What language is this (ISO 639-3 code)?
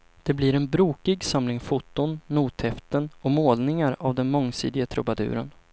swe